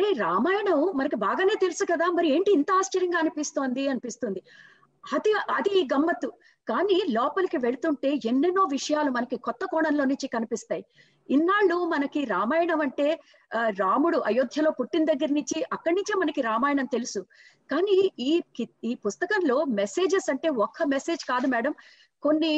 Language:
Telugu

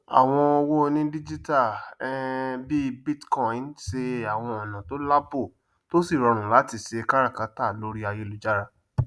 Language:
Yoruba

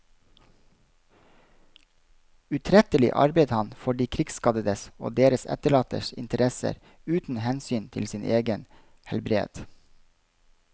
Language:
Norwegian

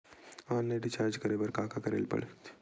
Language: Chhattisgarhi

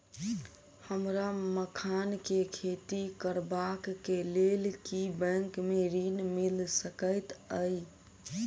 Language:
Maithili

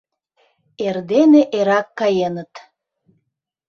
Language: Mari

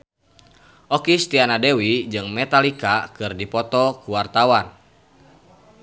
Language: Sundanese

